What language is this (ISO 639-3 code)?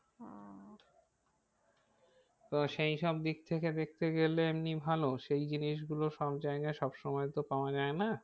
ben